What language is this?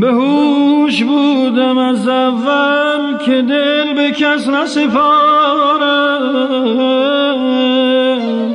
Persian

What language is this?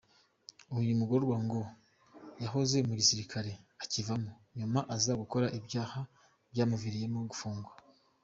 Kinyarwanda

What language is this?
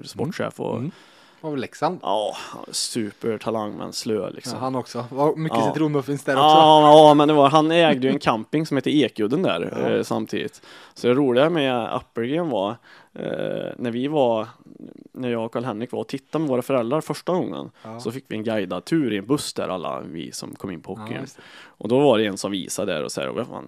Swedish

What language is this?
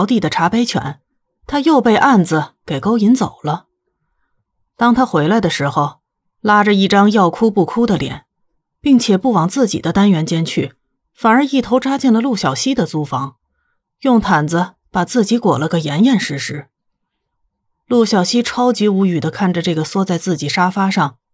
Chinese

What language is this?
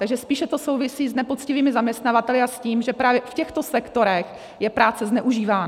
Czech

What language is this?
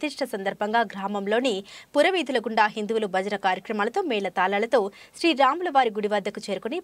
Arabic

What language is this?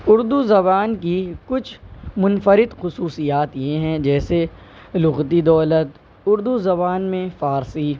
Urdu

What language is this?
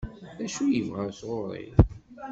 Kabyle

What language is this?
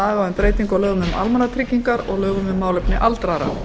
Icelandic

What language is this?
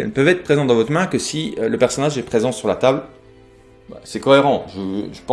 French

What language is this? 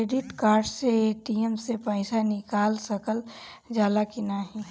Bhojpuri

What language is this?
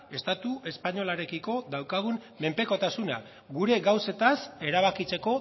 Basque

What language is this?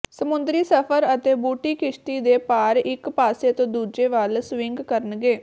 Punjabi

